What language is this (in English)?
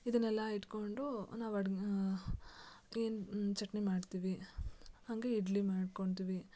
Kannada